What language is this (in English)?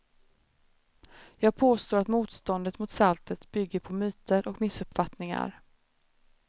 Swedish